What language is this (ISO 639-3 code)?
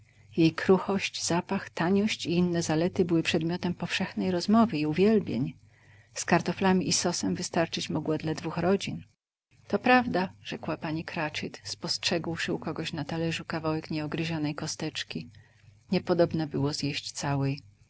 pol